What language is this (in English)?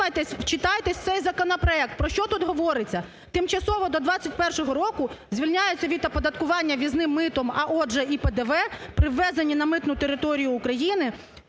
Ukrainian